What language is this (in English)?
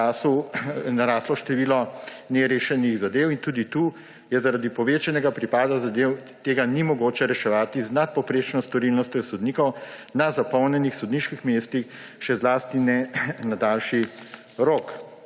Slovenian